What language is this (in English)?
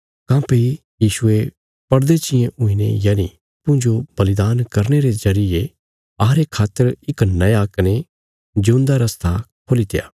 Bilaspuri